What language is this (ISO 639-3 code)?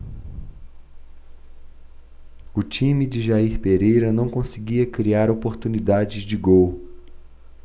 por